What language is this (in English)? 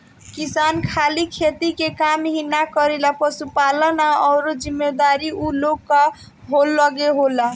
Bhojpuri